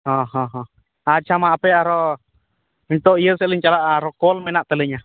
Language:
Santali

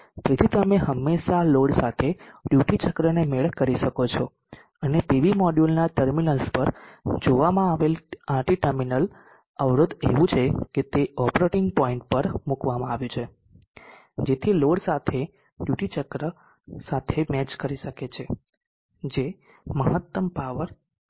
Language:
Gujarati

